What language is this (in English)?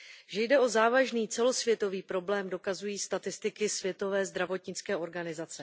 Czech